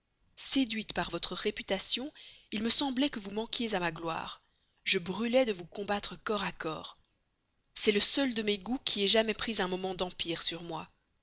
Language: French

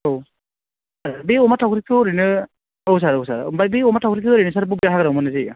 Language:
Bodo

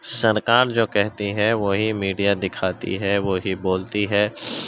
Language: Urdu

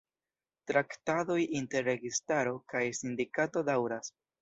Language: Esperanto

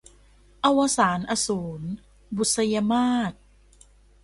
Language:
Thai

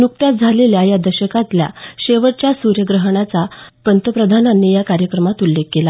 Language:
Marathi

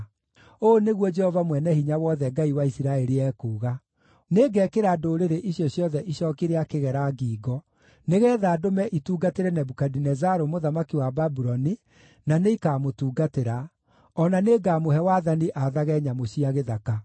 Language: Kikuyu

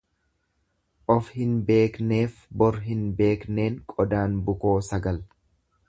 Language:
Oromo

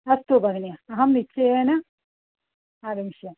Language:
Sanskrit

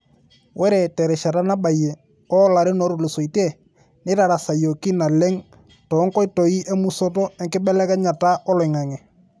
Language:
Masai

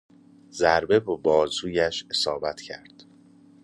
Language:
Persian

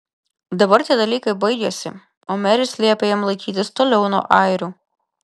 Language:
Lithuanian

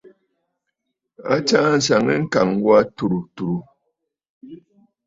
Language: Bafut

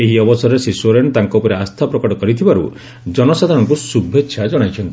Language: Odia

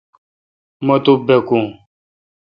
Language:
Kalkoti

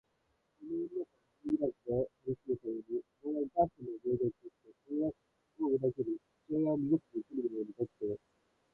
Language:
Japanese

